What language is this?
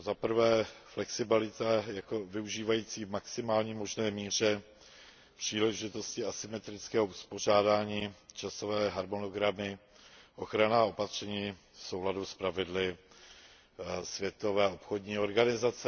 Czech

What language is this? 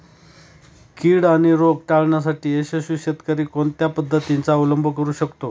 Marathi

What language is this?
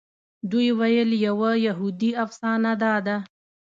Pashto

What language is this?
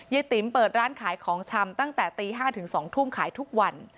Thai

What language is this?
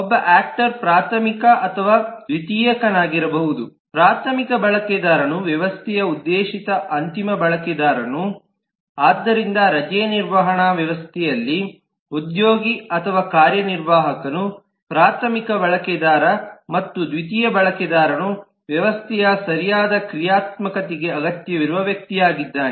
Kannada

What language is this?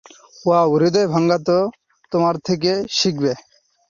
Bangla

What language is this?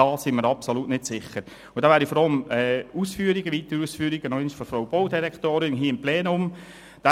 Swiss German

